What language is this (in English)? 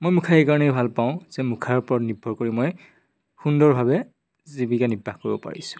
Assamese